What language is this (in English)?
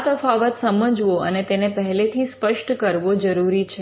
Gujarati